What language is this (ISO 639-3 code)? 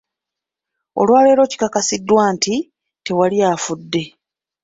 lug